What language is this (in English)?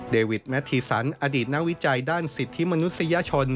Thai